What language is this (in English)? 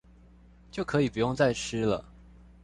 Chinese